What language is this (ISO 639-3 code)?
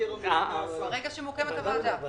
heb